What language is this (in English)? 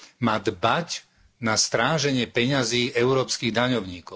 Slovak